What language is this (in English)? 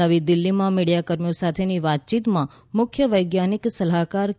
Gujarati